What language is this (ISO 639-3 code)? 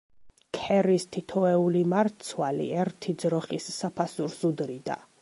kat